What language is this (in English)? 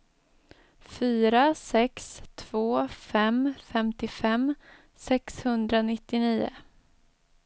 Swedish